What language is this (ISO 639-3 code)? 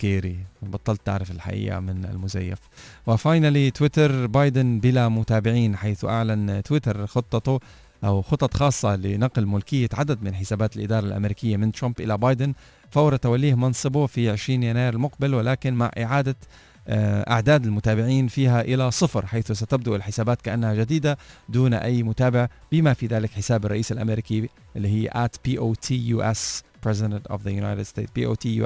ara